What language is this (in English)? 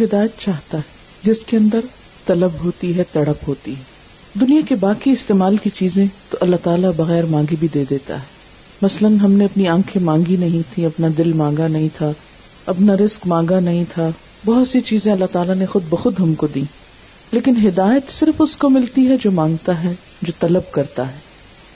Urdu